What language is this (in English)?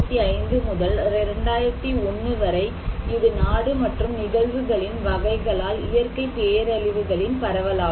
Tamil